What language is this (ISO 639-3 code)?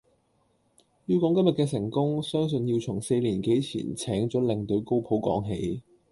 yue